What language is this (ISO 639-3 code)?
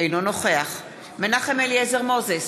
heb